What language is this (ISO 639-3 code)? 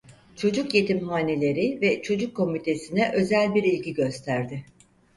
tur